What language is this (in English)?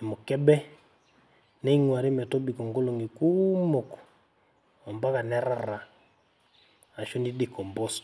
Masai